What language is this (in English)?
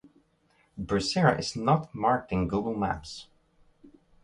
English